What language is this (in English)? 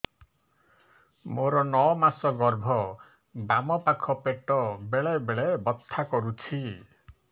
Odia